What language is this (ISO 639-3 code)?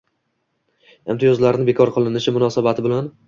uzb